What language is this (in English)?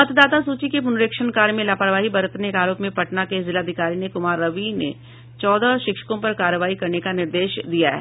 Hindi